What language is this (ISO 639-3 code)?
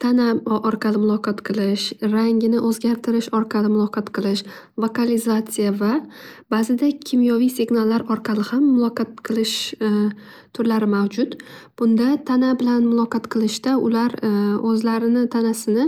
uzb